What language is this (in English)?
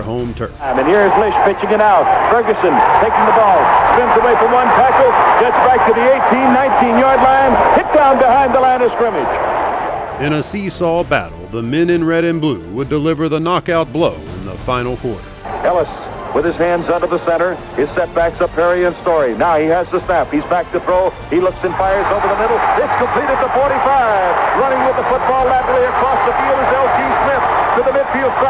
English